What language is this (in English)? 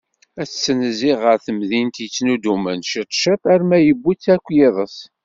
Kabyle